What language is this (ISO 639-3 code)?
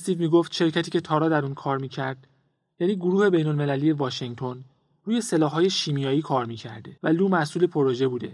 fas